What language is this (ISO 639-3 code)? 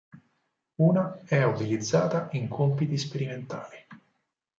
ita